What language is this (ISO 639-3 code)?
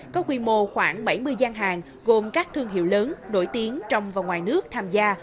vie